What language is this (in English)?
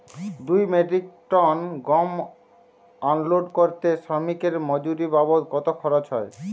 Bangla